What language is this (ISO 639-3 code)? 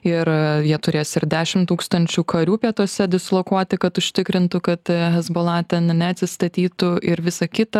lit